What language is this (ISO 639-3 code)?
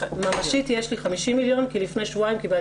heb